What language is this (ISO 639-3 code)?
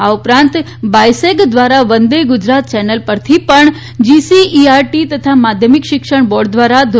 guj